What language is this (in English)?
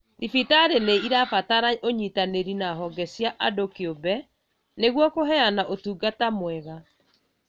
Kikuyu